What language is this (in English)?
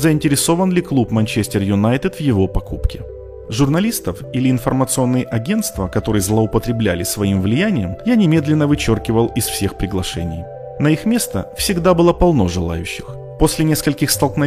Russian